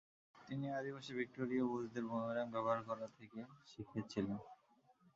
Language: Bangla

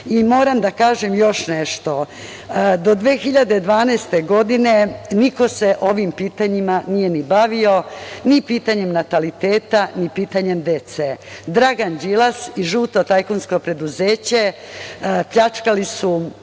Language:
Serbian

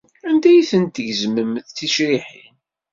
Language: Kabyle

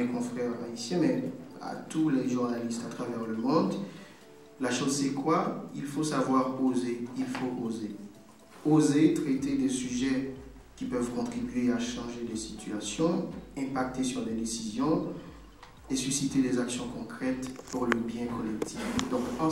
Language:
French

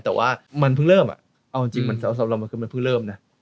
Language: Thai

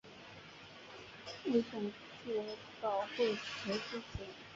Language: Chinese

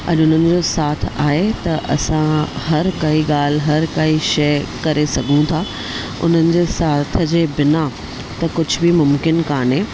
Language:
Sindhi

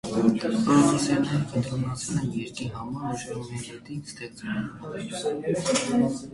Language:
Armenian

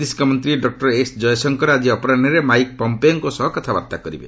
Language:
Odia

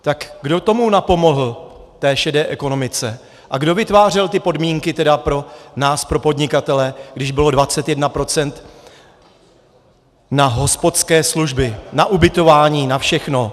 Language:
Czech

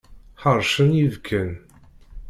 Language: Kabyle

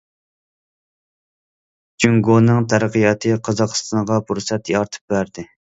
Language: Uyghur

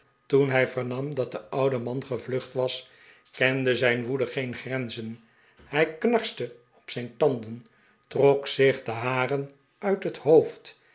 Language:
Dutch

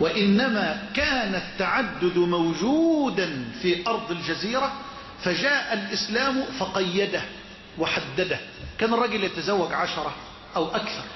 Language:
Arabic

